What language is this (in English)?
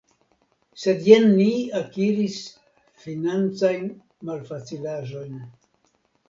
Esperanto